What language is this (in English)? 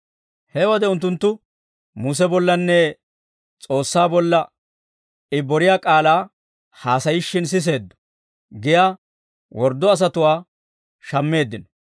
Dawro